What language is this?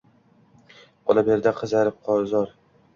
Uzbek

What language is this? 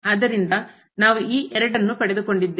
Kannada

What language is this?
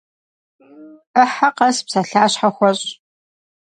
Kabardian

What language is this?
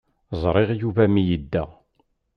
Kabyle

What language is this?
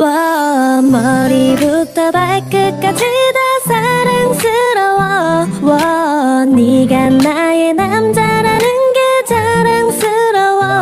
Korean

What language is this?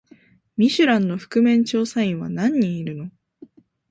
Japanese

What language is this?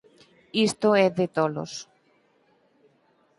Galician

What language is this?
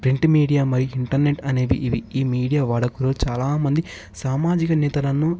Telugu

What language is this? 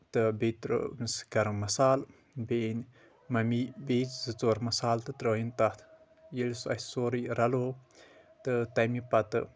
Kashmiri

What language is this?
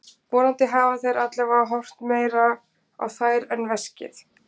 Icelandic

